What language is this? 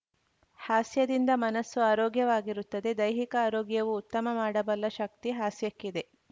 Kannada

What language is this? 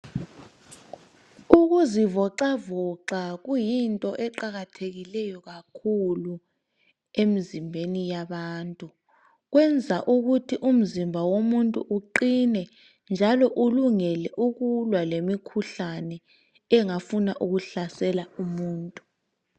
North Ndebele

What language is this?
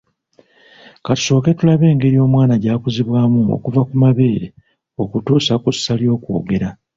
Ganda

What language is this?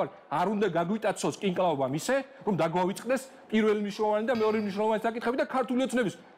Romanian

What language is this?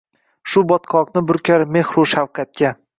Uzbek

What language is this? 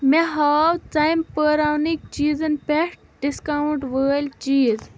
Kashmiri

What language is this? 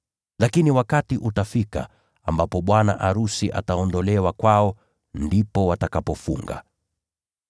Swahili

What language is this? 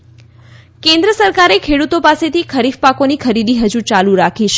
Gujarati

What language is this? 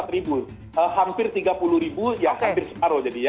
Indonesian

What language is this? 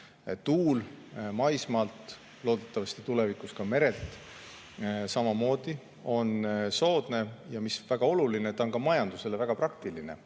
Estonian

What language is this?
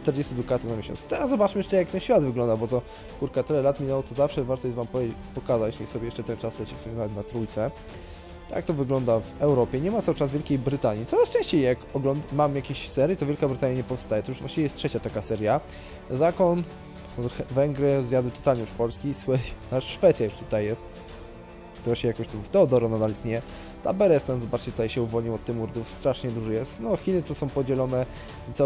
Polish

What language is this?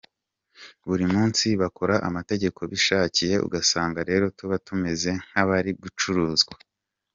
Kinyarwanda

